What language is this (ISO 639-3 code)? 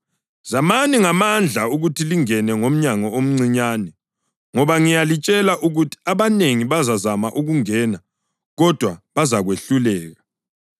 nde